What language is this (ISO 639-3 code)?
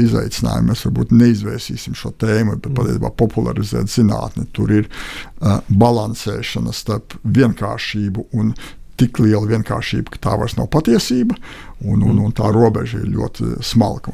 lav